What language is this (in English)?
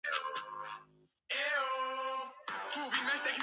Georgian